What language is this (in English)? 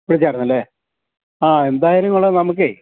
Malayalam